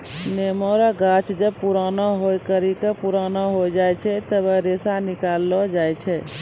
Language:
Maithili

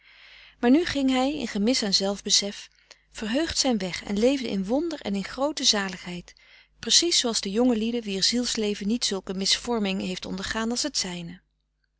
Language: Dutch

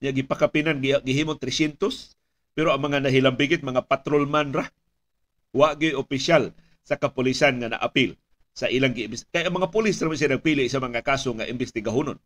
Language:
Filipino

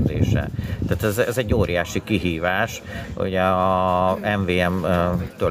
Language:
Hungarian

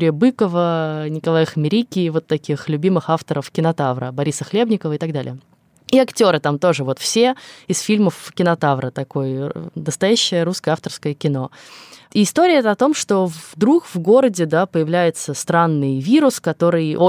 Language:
Russian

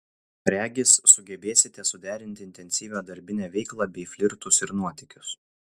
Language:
Lithuanian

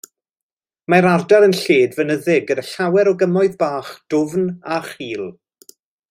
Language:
Welsh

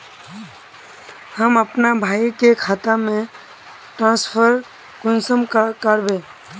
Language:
Magahi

